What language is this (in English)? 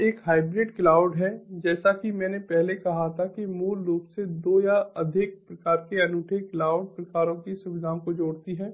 Hindi